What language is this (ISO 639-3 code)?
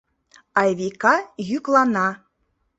chm